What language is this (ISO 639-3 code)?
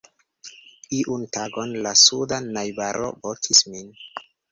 epo